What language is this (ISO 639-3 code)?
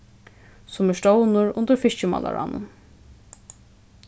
fao